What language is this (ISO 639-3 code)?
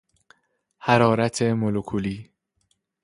fas